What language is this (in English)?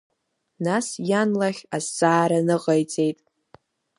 Abkhazian